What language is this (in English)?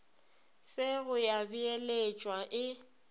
Northern Sotho